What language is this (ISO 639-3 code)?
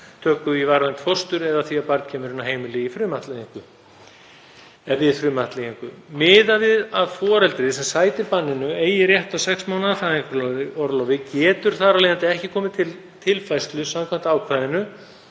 isl